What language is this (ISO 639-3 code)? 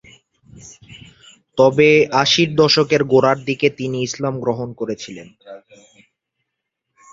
ben